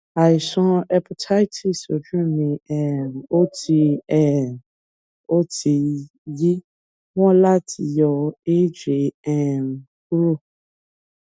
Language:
Yoruba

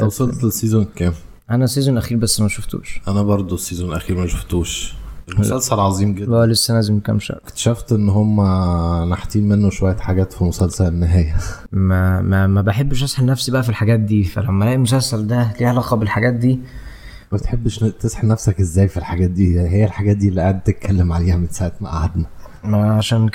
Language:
Arabic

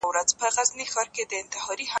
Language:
Pashto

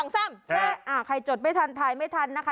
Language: Thai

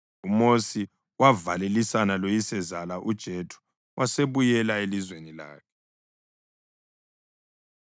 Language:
North Ndebele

